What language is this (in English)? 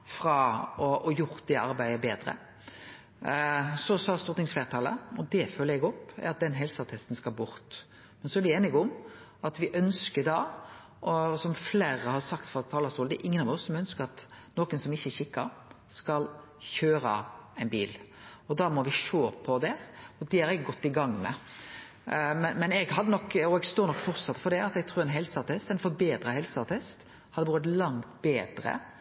Norwegian Nynorsk